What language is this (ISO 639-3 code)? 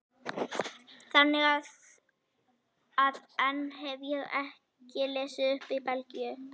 isl